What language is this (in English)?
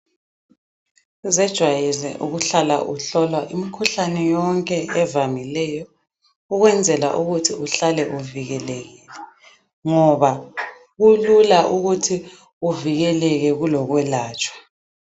North Ndebele